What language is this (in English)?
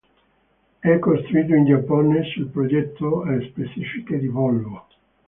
Italian